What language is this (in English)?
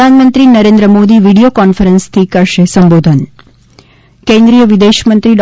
Gujarati